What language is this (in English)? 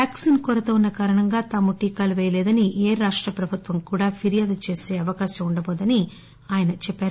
Telugu